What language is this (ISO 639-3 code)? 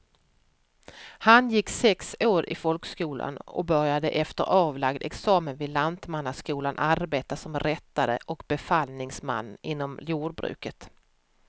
swe